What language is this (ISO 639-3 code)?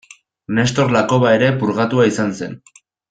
eus